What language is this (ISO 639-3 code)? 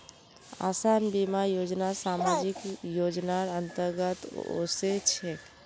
mag